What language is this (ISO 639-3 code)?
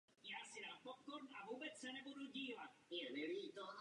ces